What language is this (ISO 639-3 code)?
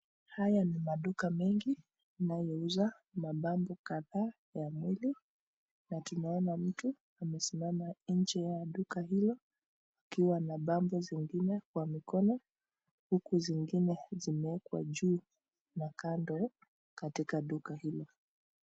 swa